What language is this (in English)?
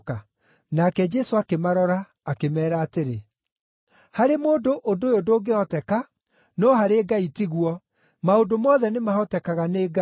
Kikuyu